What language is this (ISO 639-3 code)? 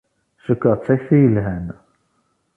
kab